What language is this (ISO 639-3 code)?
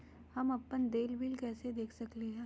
mag